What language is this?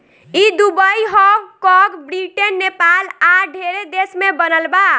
Bhojpuri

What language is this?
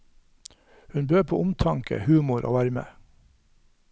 Norwegian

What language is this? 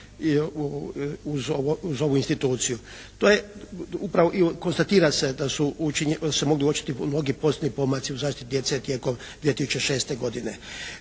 Croatian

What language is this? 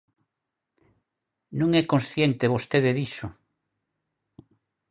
Galician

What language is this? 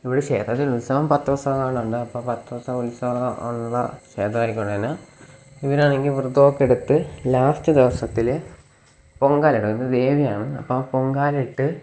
Malayalam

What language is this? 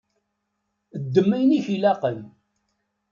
Kabyle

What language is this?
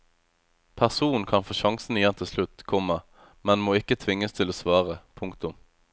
Norwegian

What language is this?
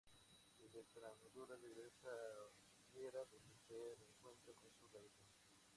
Spanish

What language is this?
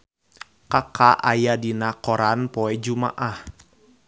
Sundanese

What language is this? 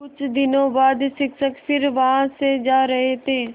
Hindi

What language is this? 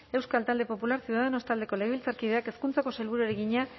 Basque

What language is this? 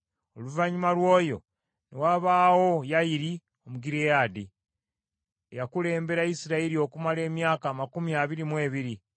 Ganda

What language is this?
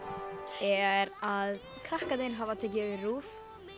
Icelandic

